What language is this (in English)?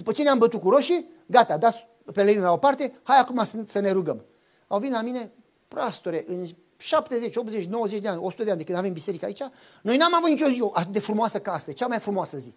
Romanian